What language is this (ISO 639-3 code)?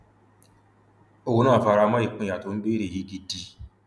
yor